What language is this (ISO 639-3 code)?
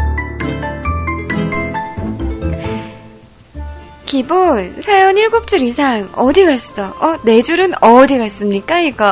kor